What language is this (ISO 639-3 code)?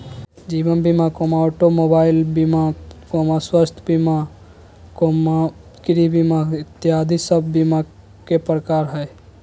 mag